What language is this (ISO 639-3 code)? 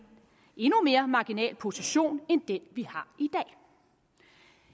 dan